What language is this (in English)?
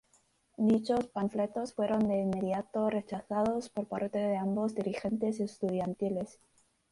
Spanish